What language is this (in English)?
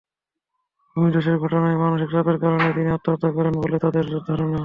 Bangla